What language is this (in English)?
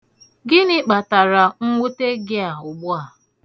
Igbo